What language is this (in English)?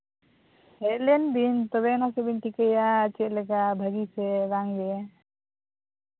Santali